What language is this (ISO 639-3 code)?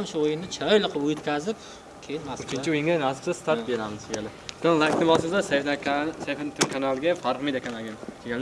tur